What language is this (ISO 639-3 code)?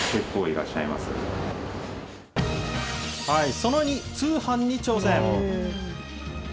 jpn